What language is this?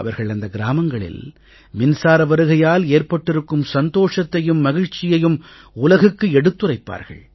Tamil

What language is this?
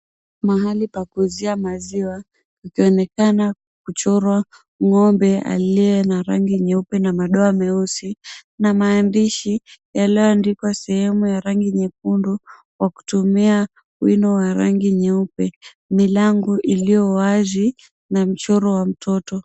Swahili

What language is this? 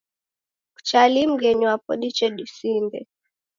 Taita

